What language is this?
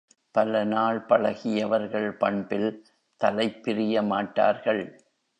Tamil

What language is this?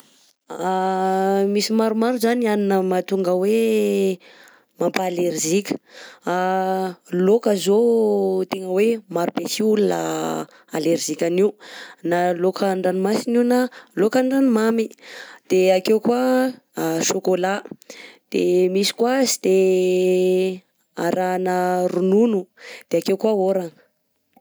Southern Betsimisaraka Malagasy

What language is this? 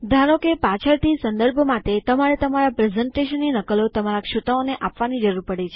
Gujarati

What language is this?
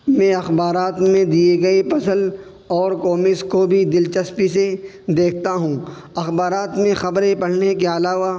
Urdu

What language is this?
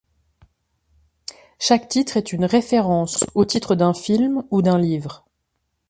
French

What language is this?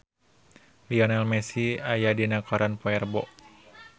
Sundanese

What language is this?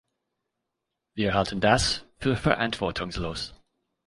German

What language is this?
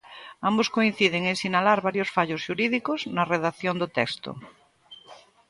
Galician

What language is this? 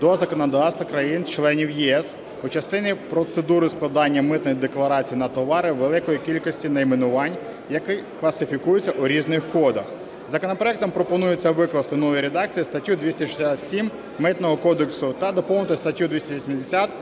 Ukrainian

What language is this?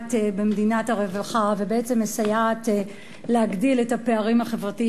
Hebrew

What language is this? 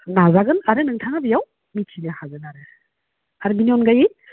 Bodo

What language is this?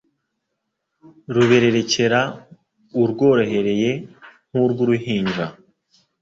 Kinyarwanda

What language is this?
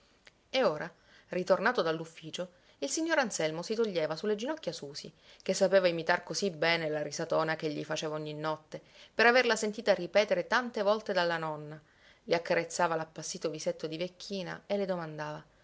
Italian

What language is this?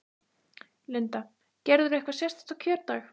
Icelandic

